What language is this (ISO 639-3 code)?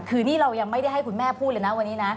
tha